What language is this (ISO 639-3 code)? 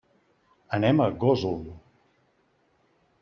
cat